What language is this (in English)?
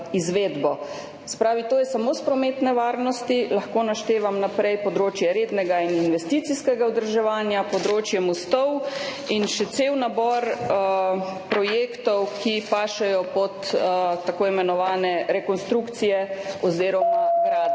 Slovenian